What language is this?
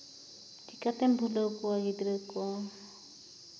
Santali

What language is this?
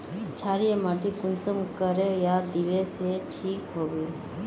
Magahi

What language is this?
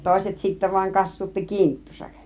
Finnish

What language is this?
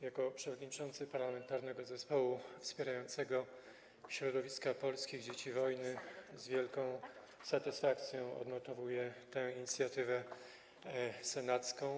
Polish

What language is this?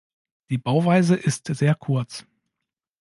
German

